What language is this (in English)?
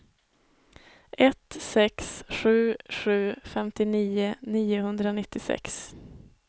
Swedish